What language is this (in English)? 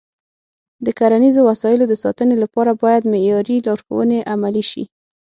Pashto